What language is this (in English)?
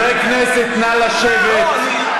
Hebrew